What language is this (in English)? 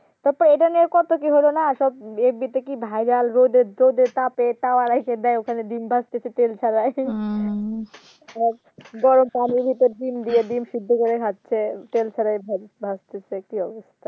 Bangla